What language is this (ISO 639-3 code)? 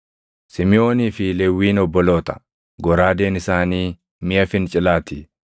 orm